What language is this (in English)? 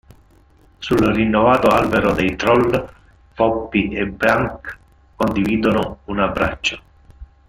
Italian